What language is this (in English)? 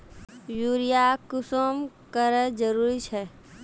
Magahi